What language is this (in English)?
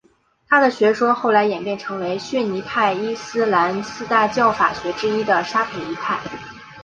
Chinese